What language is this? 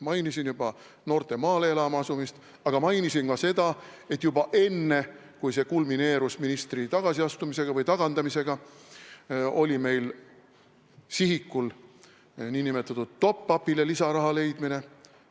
Estonian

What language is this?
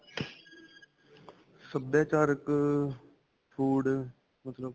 Punjabi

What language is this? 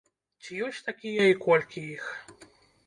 Belarusian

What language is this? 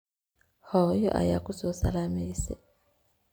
Somali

